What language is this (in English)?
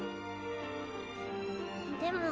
Japanese